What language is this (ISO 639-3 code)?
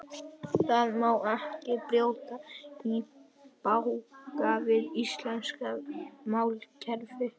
isl